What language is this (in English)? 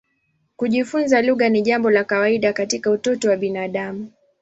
Swahili